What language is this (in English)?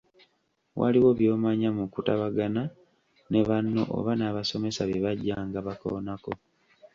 Ganda